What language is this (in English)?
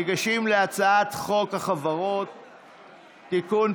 Hebrew